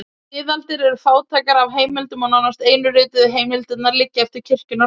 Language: Icelandic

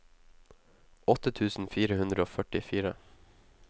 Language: Norwegian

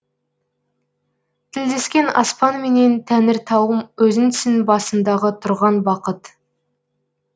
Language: Kazakh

